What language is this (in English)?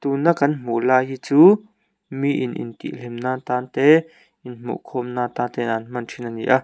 Mizo